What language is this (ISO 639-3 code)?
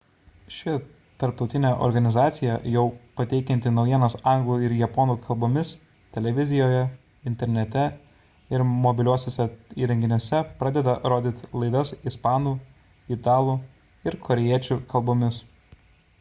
lit